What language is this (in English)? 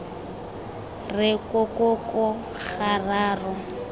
Tswana